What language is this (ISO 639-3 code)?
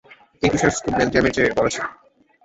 ben